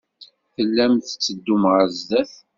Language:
Kabyle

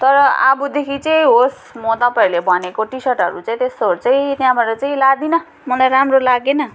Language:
Nepali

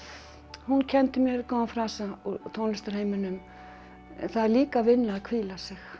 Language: Icelandic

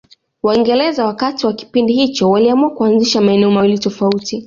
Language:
Swahili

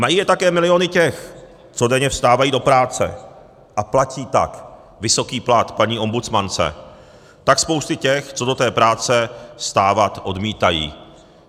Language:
Czech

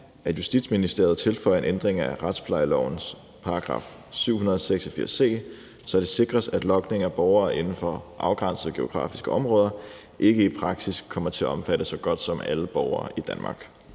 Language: Danish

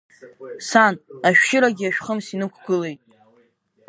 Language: Abkhazian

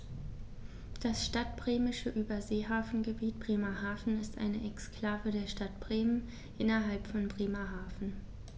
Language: German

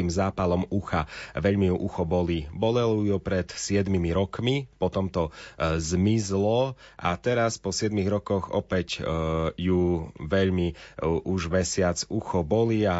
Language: Slovak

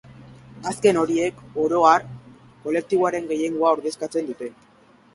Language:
Basque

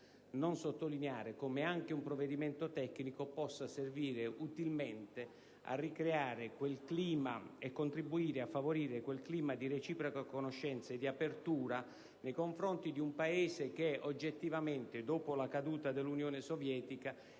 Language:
Italian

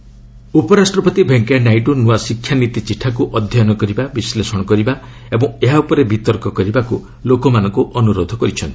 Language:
Odia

